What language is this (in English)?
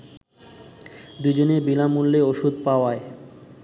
Bangla